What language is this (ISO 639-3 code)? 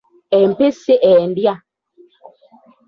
lug